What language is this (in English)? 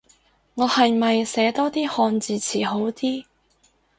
Cantonese